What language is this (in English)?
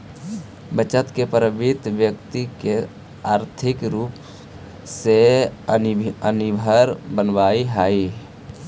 Magahi